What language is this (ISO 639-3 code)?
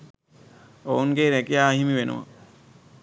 sin